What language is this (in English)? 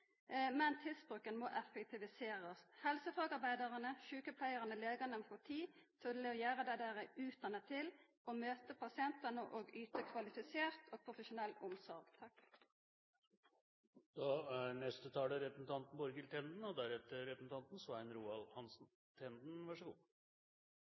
Norwegian Nynorsk